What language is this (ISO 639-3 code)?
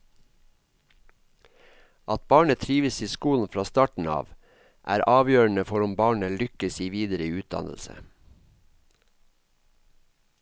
nor